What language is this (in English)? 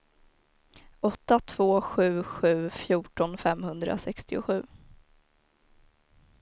Swedish